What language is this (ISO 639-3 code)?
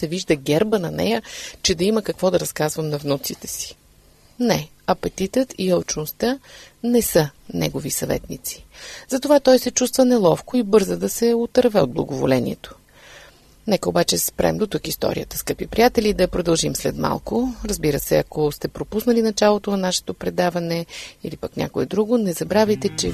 bul